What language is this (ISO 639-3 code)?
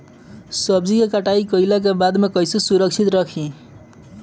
bho